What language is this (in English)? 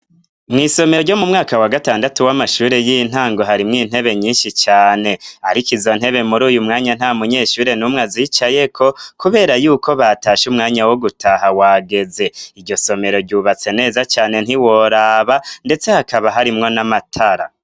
Rundi